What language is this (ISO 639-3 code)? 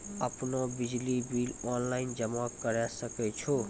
mai